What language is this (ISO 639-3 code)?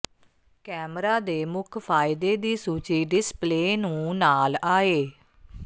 pan